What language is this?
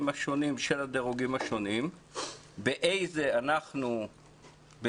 Hebrew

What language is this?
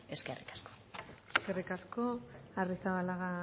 Basque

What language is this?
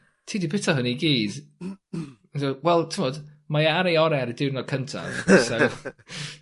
Welsh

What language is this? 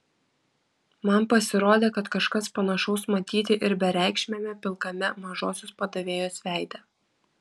Lithuanian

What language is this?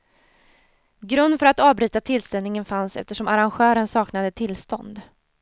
Swedish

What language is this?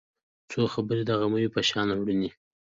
Pashto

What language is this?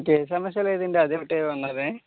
Telugu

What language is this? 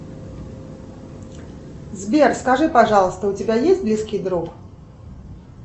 Russian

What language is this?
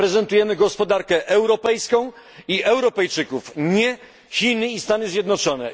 Polish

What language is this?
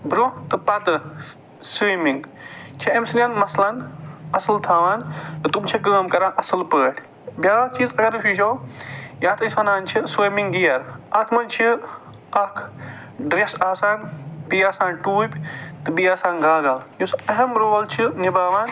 Kashmiri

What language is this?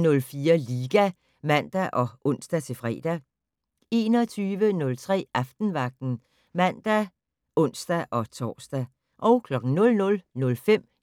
Danish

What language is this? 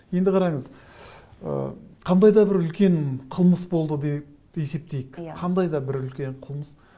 Kazakh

